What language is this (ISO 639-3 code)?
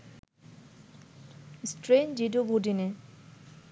ben